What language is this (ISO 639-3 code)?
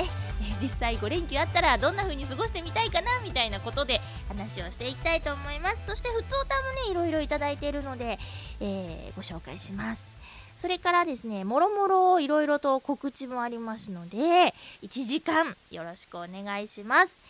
jpn